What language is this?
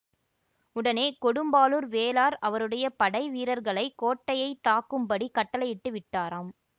Tamil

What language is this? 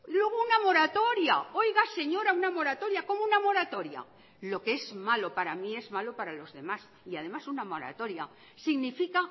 Spanish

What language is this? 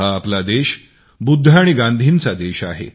Marathi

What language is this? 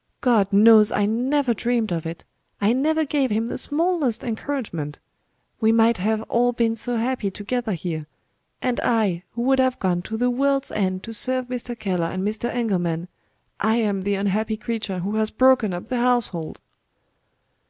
English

